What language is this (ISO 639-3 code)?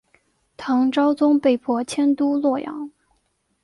zho